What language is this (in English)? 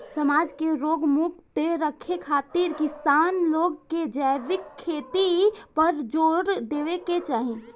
Bhojpuri